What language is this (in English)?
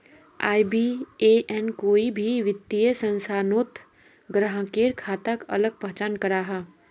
Magahi